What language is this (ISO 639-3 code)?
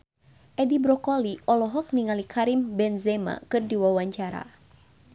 sun